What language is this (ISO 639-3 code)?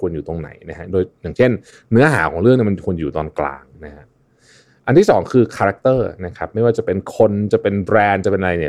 tha